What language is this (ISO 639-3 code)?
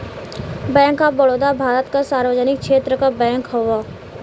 bho